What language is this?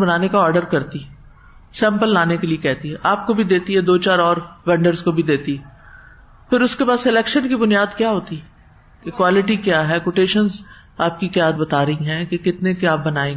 Urdu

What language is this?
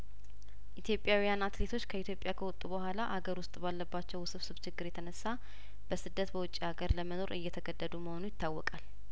Amharic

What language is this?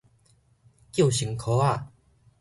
Min Nan Chinese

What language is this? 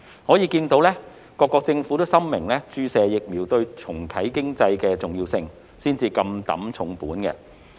Cantonese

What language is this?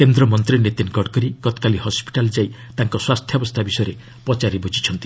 Odia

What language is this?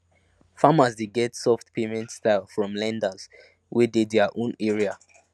Nigerian Pidgin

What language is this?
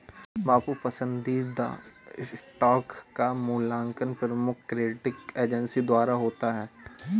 Hindi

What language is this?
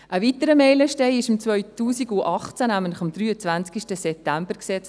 Swiss German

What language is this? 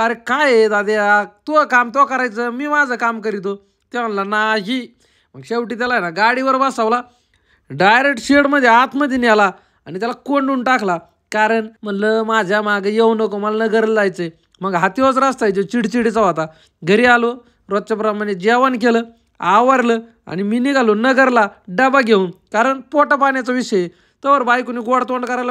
Marathi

